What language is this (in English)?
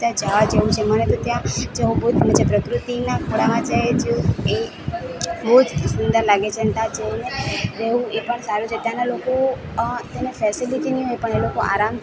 Gujarati